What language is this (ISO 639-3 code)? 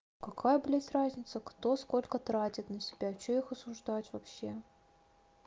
rus